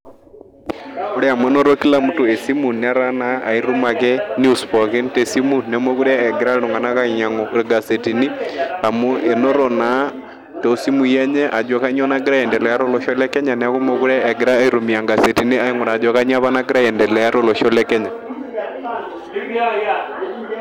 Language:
Masai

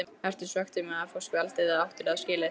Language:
Icelandic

